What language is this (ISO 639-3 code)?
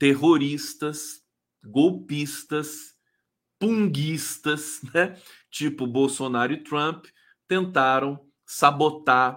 por